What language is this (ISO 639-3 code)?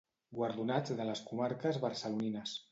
cat